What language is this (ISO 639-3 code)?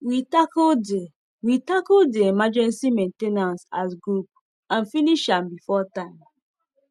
pcm